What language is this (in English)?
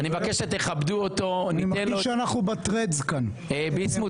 Hebrew